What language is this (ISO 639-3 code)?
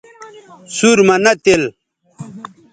btv